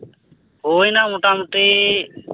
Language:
Santali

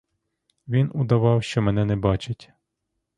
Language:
Ukrainian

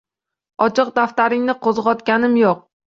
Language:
Uzbek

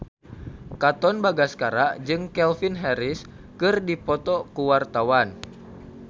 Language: Sundanese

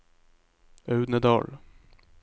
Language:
Norwegian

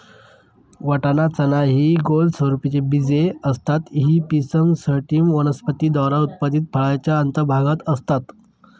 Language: Marathi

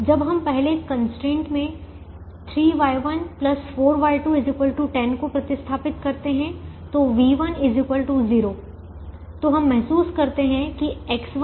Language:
Hindi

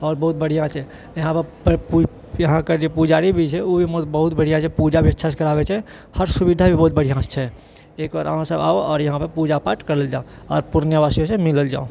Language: Maithili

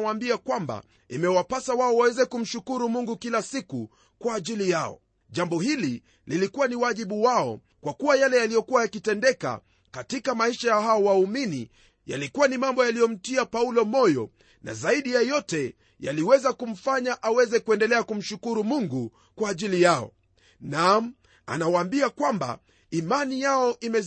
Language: Swahili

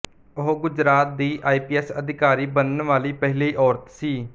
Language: Punjabi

